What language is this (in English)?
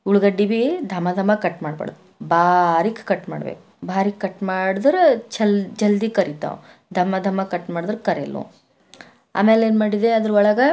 Kannada